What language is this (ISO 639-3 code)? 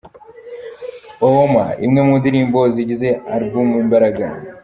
kin